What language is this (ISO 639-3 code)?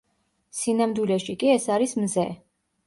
kat